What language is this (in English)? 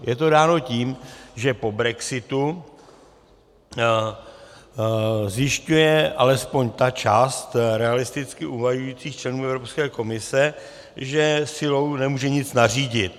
Czech